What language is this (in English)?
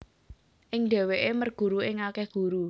Javanese